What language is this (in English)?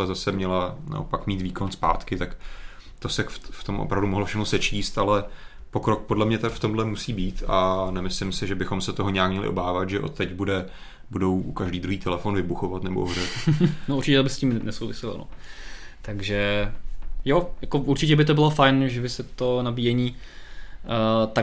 Czech